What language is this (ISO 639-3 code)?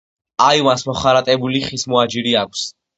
kat